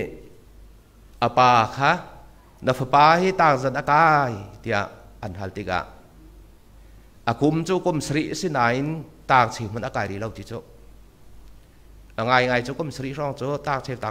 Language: Thai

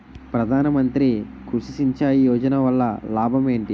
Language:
Telugu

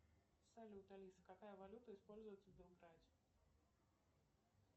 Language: Russian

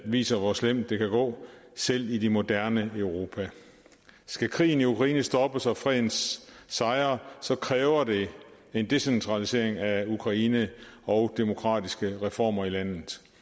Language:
Danish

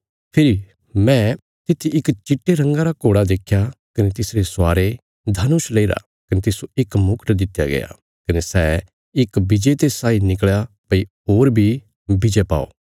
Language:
Bilaspuri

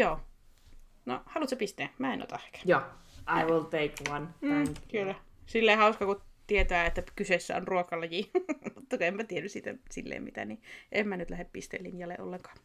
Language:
Finnish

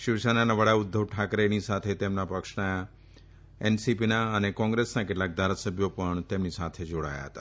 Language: Gujarati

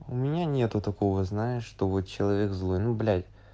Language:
Russian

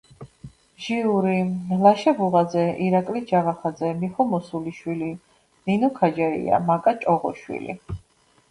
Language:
Georgian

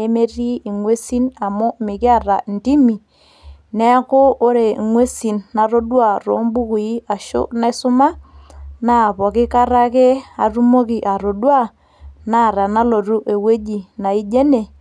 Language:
Masai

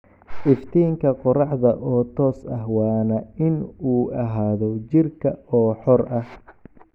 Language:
Somali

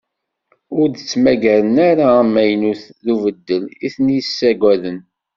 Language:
Kabyle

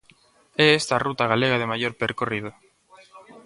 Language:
Galician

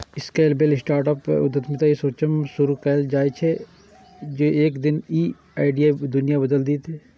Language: Maithili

